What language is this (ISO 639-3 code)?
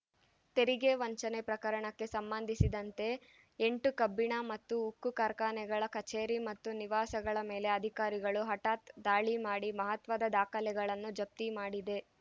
kan